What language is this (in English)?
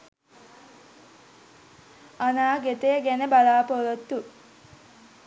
Sinhala